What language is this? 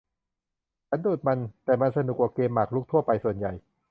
Thai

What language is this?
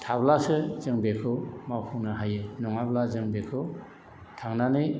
Bodo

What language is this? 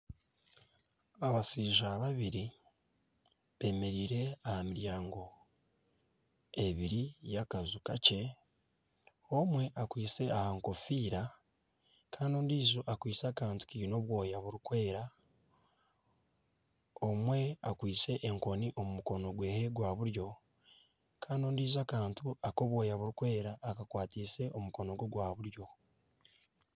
Nyankole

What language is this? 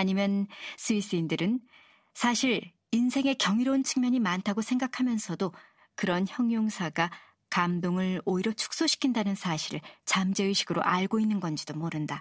Korean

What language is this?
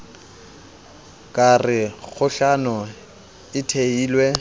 Southern Sotho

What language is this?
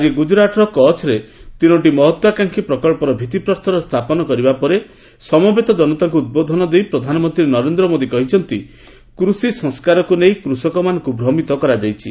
Odia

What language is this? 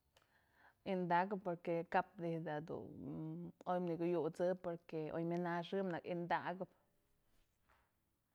Mazatlán Mixe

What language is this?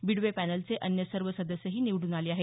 Marathi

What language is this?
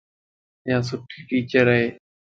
Lasi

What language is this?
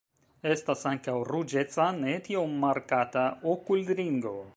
Esperanto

